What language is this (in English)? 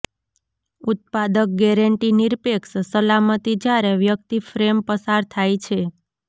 Gujarati